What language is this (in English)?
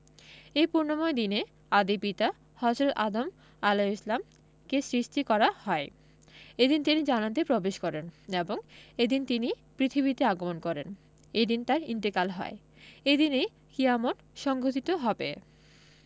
Bangla